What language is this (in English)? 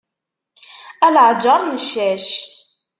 Kabyle